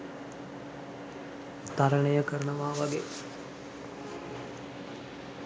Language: Sinhala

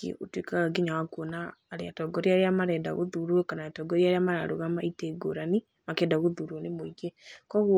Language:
Kikuyu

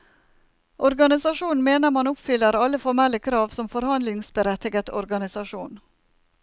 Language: Norwegian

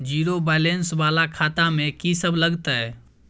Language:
Maithili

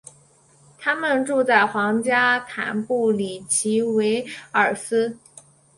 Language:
Chinese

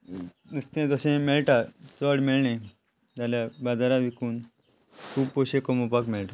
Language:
Konkani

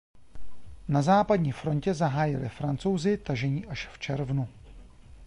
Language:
Czech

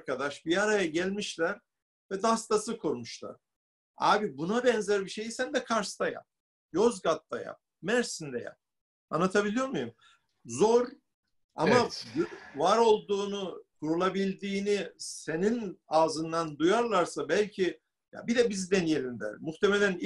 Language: Turkish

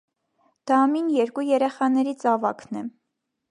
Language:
Armenian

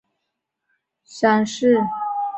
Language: Chinese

